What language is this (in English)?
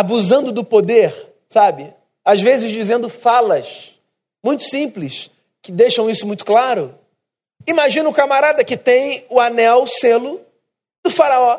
Portuguese